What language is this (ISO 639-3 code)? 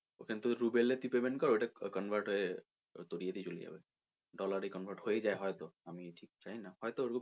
ben